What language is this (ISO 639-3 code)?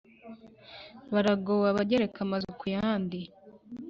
kin